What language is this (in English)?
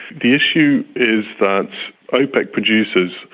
English